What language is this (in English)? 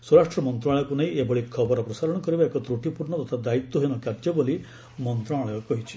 Odia